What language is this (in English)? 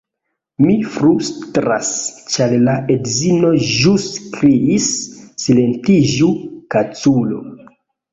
Esperanto